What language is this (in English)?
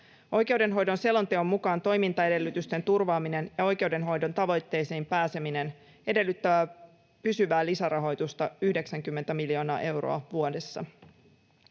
Finnish